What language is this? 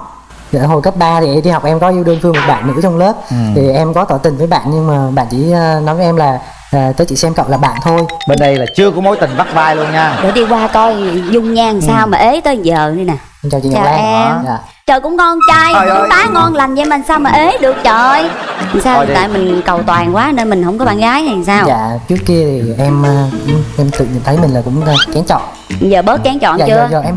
Vietnamese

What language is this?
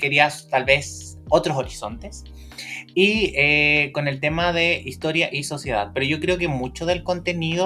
Spanish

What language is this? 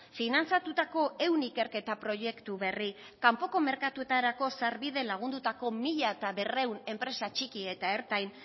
Basque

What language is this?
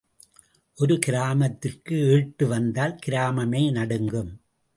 Tamil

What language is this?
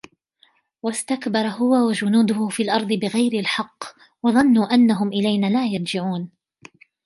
Arabic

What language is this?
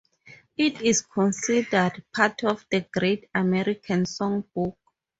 English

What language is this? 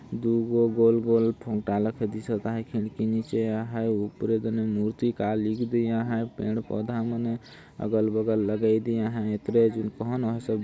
Sadri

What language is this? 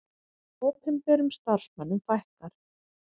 Icelandic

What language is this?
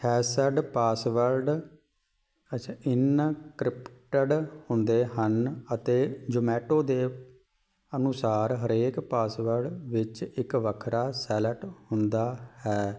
Punjabi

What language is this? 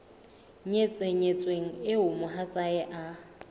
Southern Sotho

